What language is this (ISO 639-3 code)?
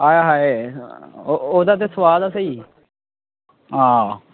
doi